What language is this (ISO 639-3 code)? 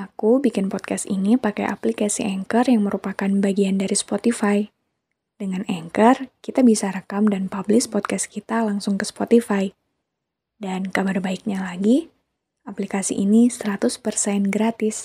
ind